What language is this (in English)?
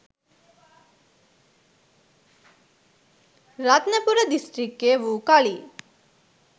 Sinhala